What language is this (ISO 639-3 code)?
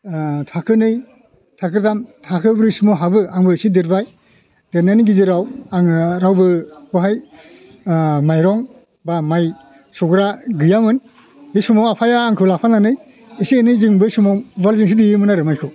brx